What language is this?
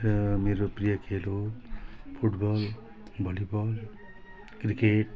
Nepali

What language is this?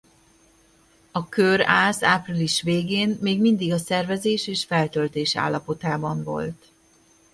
Hungarian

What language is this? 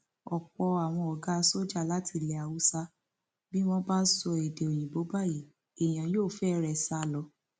Yoruba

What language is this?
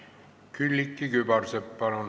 Estonian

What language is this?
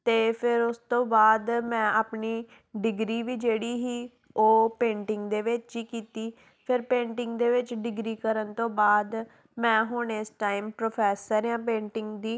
Punjabi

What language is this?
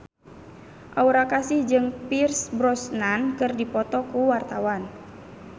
Sundanese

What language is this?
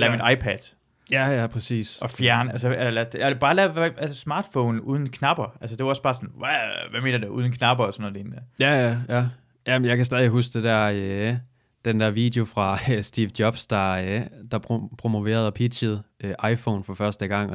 Danish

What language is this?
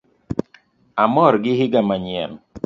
Luo (Kenya and Tanzania)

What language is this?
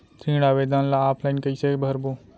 Chhattisgarhi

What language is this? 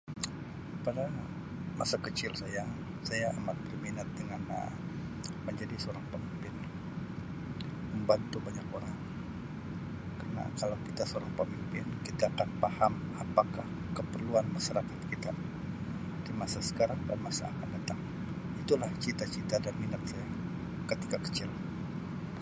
Sabah Malay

